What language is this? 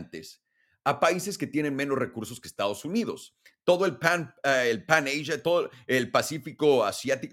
Spanish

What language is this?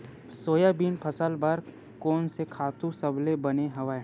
Chhattisgarhi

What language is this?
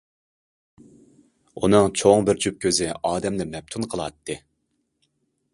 Uyghur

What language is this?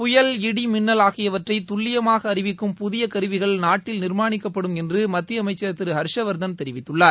Tamil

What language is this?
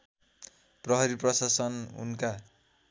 Nepali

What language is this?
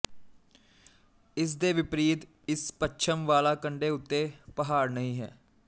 Punjabi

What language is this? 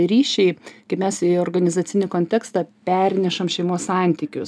Lithuanian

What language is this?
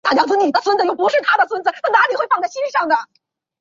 Chinese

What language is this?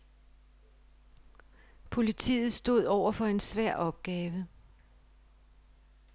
Danish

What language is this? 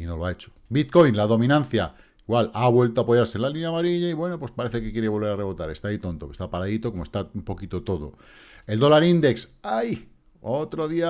Spanish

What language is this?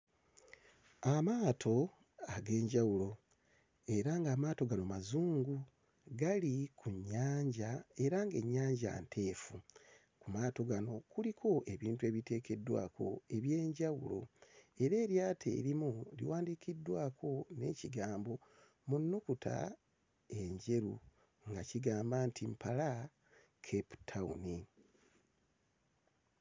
Ganda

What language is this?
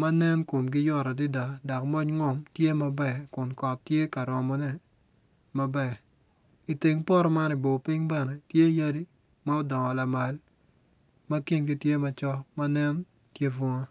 Acoli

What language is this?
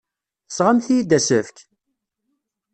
Kabyle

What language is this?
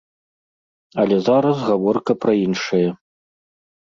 Belarusian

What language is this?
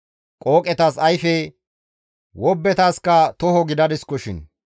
Gamo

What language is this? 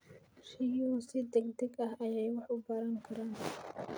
Somali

